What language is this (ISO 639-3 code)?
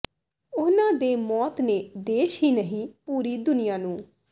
pan